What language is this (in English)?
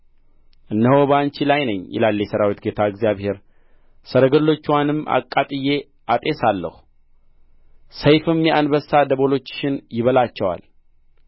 Amharic